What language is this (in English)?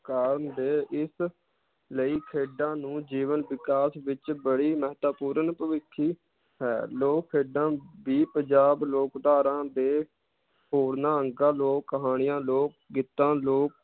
Punjabi